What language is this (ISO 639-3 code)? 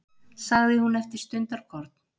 isl